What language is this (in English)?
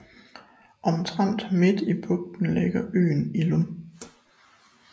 Danish